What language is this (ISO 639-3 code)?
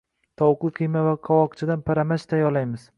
uzb